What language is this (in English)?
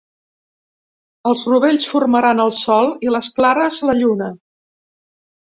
Catalan